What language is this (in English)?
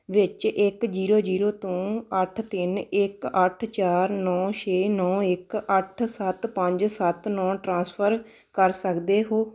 Punjabi